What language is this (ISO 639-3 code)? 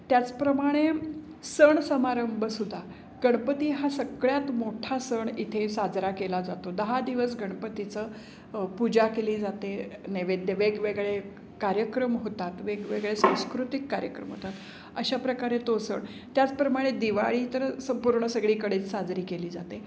mar